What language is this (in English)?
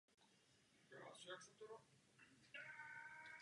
Czech